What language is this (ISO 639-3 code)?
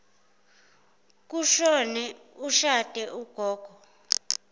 zul